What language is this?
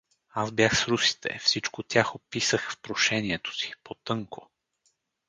Bulgarian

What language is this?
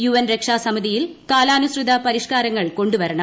Malayalam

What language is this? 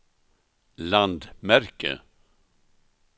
Swedish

